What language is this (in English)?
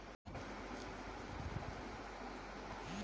Bangla